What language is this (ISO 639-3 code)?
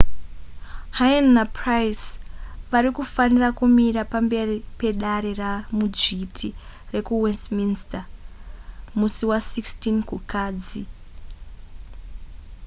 sna